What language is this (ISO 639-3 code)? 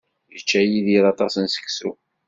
kab